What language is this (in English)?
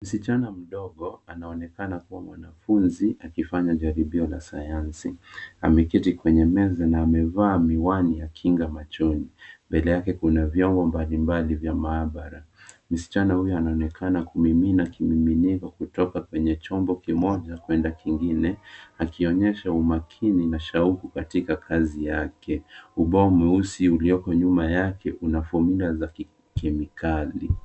Swahili